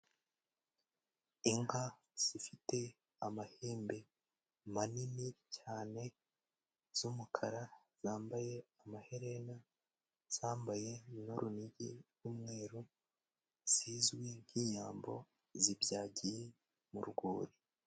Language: Kinyarwanda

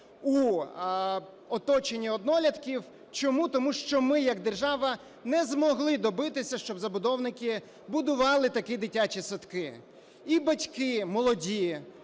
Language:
Ukrainian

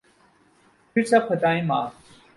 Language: Urdu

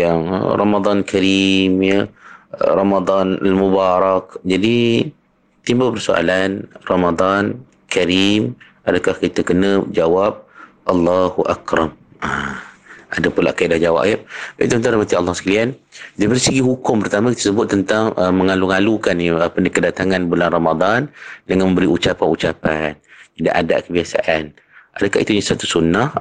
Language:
Malay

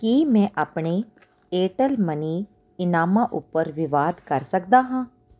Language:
Punjabi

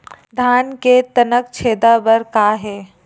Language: Chhattisgarhi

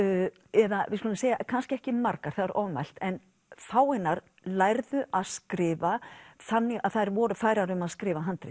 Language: Icelandic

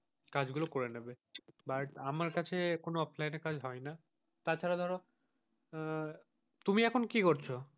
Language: Bangla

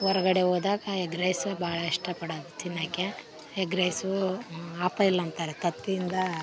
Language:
Kannada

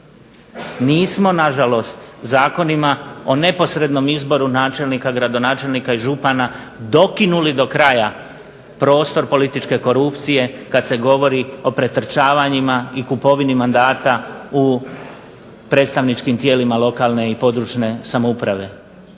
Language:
Croatian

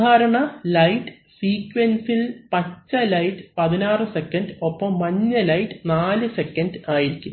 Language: Malayalam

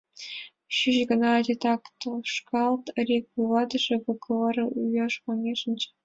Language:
Mari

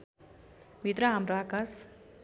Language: Nepali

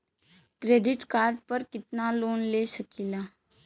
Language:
Bhojpuri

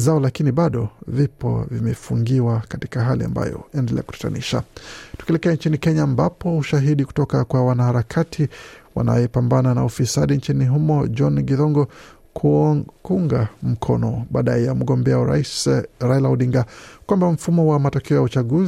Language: Swahili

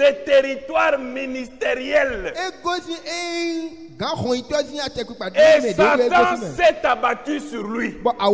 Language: French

